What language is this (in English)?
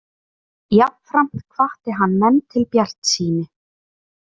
Icelandic